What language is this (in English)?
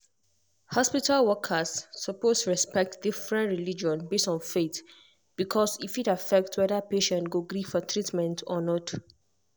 Nigerian Pidgin